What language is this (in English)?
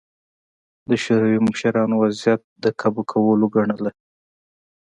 Pashto